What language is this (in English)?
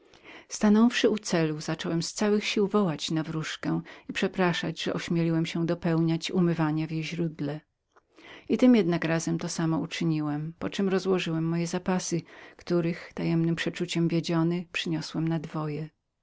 Polish